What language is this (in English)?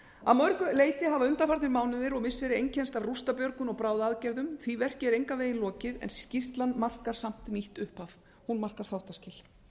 Icelandic